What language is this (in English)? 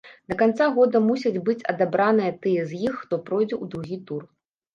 Belarusian